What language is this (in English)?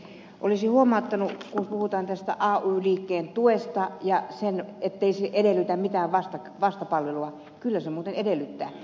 Finnish